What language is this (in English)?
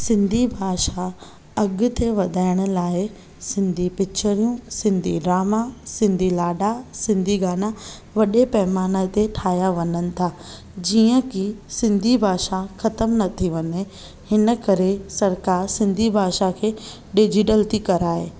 Sindhi